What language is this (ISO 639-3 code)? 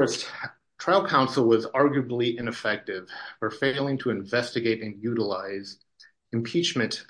eng